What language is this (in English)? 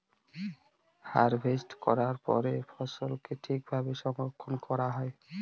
Bangla